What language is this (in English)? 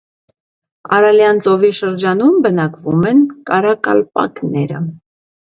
Armenian